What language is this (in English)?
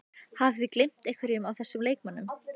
Icelandic